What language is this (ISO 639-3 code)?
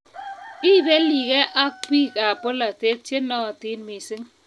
kln